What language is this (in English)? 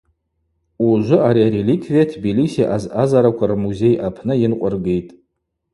Abaza